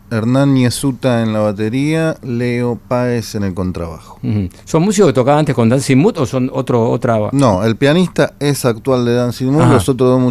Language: Spanish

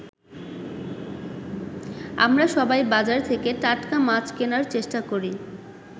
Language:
Bangla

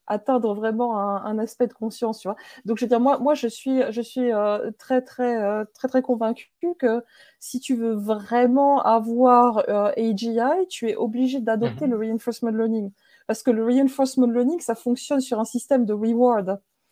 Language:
French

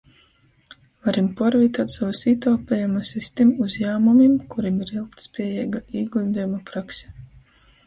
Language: Latgalian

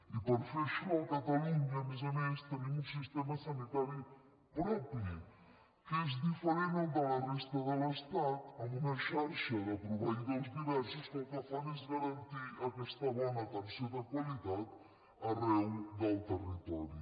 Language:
Catalan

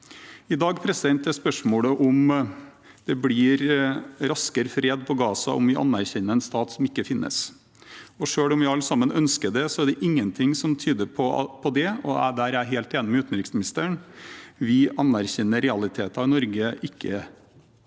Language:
Norwegian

